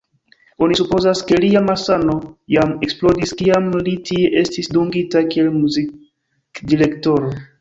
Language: Esperanto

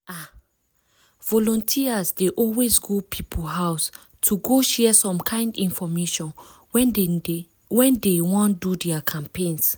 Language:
Nigerian Pidgin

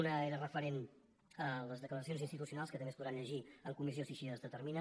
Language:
Catalan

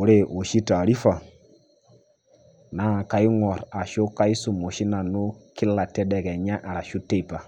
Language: Masai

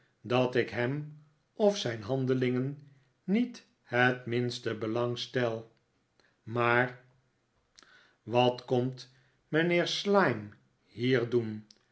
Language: Dutch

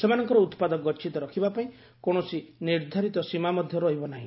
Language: Odia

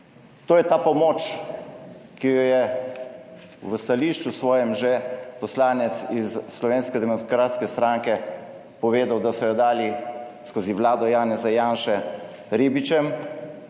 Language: Slovenian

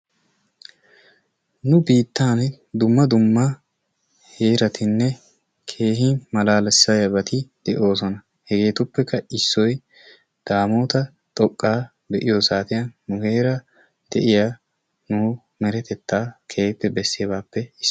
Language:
Wolaytta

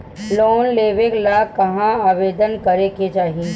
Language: Bhojpuri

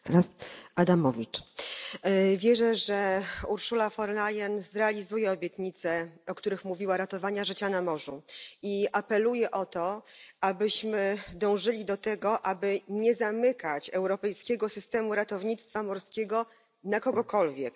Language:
Polish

